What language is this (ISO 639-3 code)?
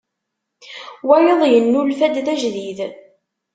kab